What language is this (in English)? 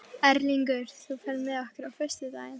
Icelandic